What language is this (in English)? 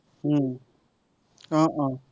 Assamese